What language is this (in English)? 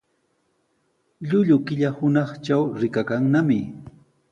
Sihuas Ancash Quechua